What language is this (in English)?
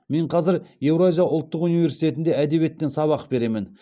Kazakh